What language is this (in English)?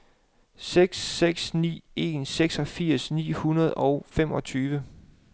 Danish